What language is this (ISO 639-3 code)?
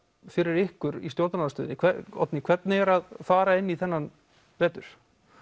isl